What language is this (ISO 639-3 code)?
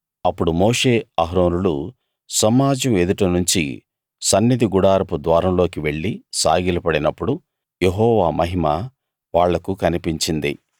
tel